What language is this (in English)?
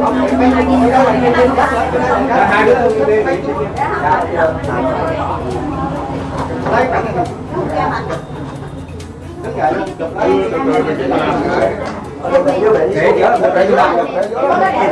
Vietnamese